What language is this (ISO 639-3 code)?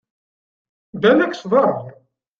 kab